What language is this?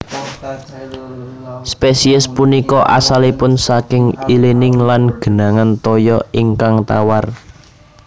Javanese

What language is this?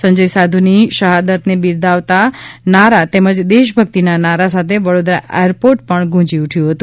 Gujarati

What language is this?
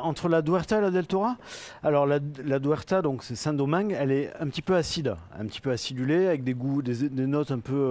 French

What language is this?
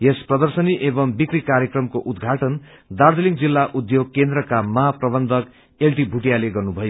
Nepali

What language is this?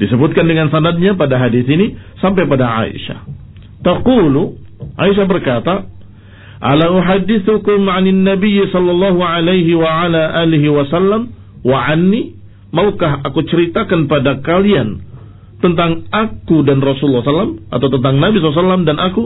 Indonesian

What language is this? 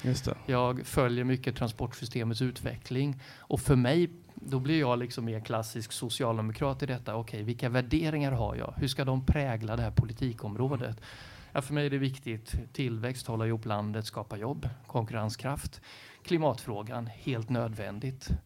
Swedish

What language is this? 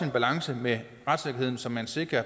Danish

